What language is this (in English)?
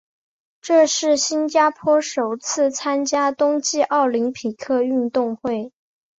Chinese